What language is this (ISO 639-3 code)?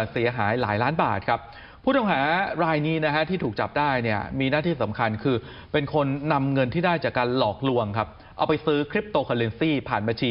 tha